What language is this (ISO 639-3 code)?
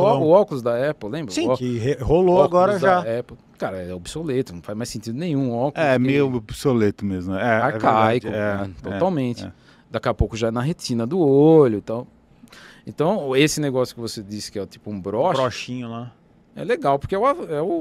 por